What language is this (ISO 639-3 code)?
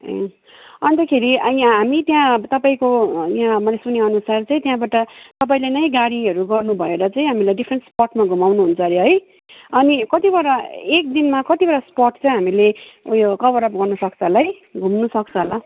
nep